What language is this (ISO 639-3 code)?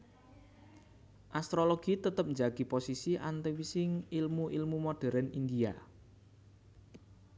jav